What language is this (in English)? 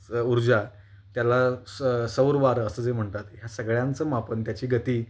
Marathi